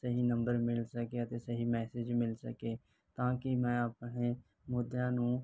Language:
Punjabi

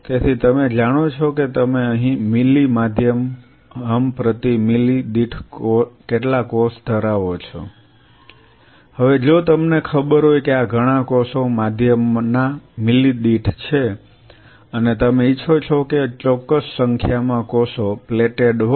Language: Gujarati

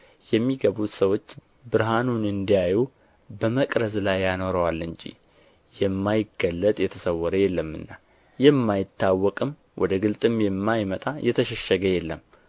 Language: Amharic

